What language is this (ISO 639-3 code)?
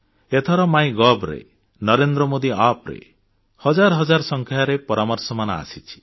ori